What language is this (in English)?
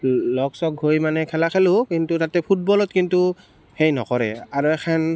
Assamese